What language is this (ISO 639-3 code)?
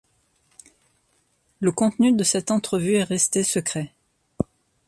fra